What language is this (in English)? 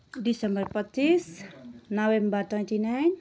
Nepali